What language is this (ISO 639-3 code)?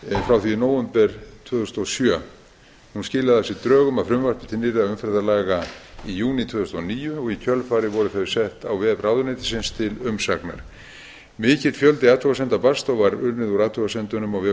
isl